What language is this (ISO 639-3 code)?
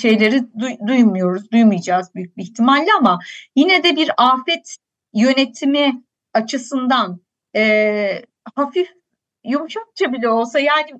tur